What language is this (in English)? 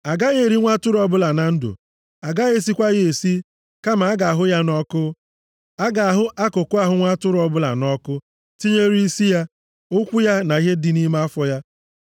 Igbo